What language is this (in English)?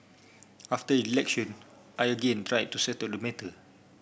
English